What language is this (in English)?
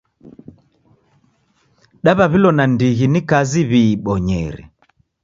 Taita